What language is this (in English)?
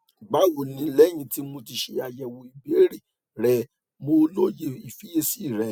Yoruba